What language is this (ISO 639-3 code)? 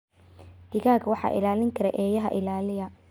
som